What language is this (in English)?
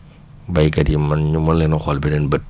Wolof